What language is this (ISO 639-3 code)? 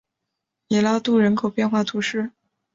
zho